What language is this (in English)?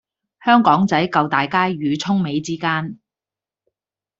Cantonese